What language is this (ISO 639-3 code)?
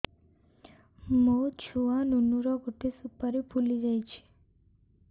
ori